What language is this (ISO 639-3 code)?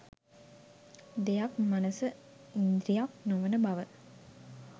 sin